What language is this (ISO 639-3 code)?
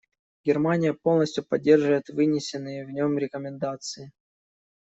rus